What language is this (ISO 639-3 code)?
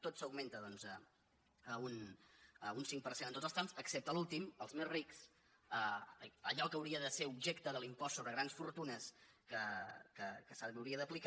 cat